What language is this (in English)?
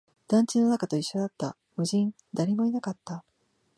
Japanese